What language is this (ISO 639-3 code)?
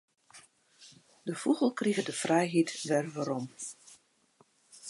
fry